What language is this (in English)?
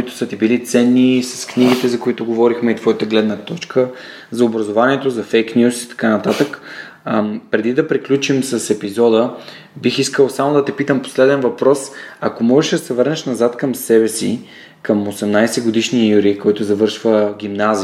Bulgarian